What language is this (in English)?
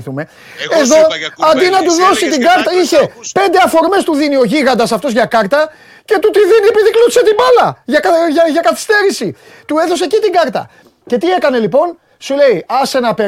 Greek